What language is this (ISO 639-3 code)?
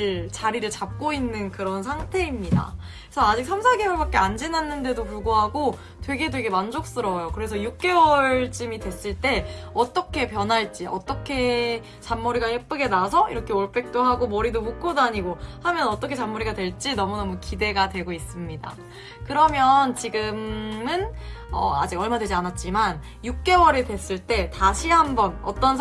kor